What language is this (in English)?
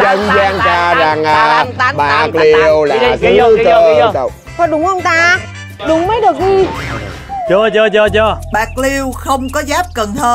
Vietnamese